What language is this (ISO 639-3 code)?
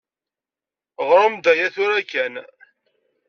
kab